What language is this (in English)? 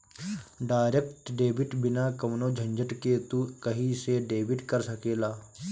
Bhojpuri